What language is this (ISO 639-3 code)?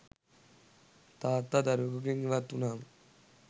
sin